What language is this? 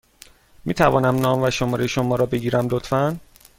Persian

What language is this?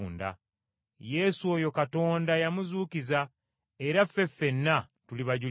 Ganda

